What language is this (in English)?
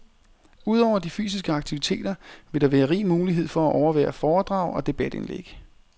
Danish